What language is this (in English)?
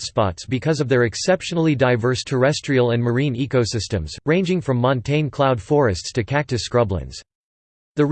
English